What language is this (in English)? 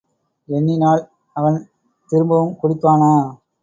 Tamil